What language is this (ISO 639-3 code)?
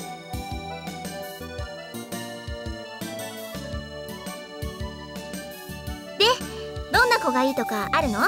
jpn